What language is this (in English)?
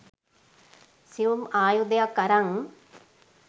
Sinhala